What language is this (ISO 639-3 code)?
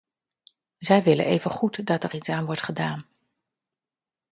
nld